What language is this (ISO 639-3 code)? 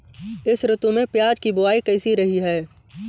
hin